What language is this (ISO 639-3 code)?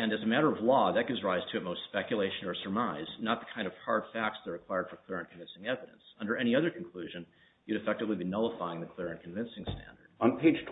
eng